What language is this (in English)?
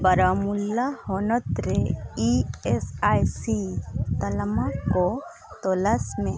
Santali